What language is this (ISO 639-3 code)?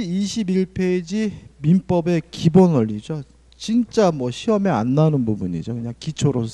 kor